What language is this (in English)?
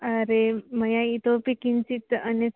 Sanskrit